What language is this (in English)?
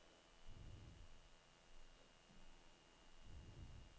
Danish